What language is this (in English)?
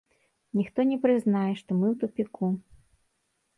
Belarusian